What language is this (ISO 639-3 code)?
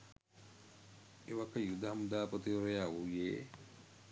sin